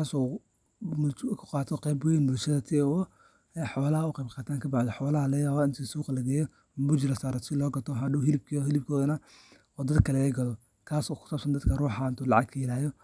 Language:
Somali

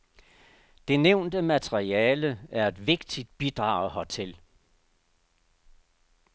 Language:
Danish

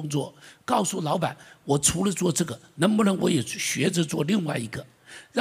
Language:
Chinese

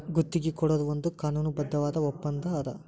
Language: Kannada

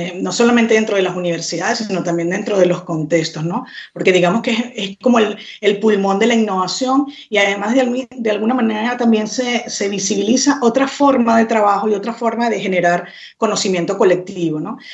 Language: Spanish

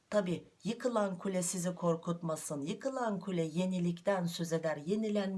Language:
Turkish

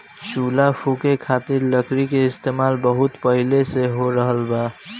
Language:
Bhojpuri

